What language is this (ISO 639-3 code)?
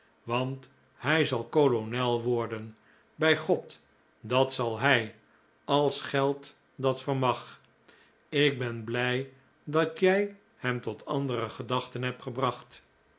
nld